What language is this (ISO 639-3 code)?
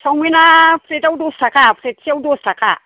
brx